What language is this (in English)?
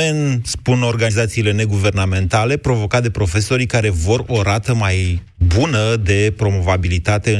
Romanian